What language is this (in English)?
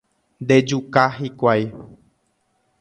Guarani